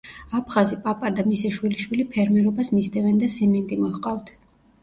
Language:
Georgian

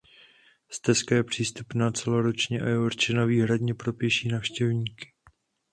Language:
Czech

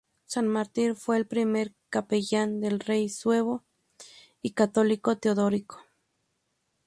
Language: Spanish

